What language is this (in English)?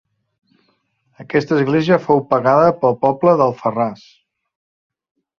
Catalan